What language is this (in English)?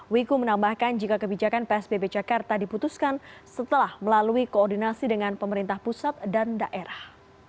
Indonesian